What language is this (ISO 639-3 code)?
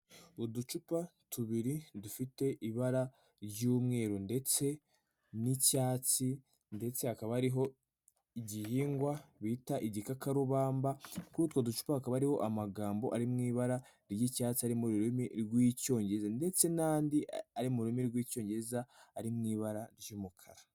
kin